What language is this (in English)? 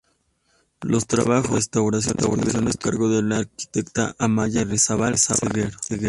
Spanish